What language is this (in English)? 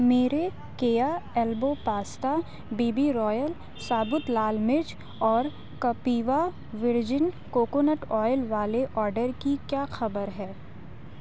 Urdu